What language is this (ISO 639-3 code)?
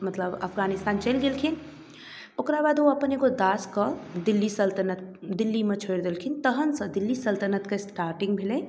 mai